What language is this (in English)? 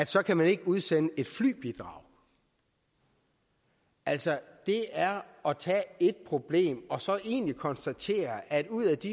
Danish